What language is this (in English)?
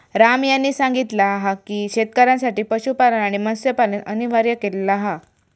Marathi